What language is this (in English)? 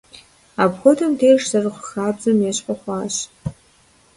Kabardian